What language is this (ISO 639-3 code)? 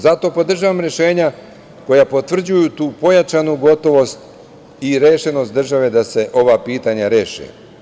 srp